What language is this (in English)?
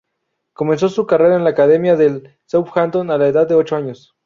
Spanish